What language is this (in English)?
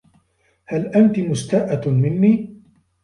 Arabic